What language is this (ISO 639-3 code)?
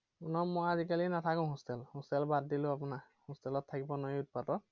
asm